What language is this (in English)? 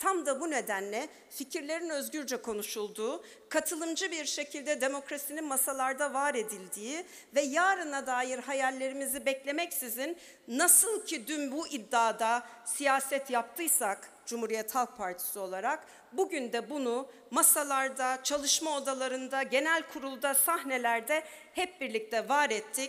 Turkish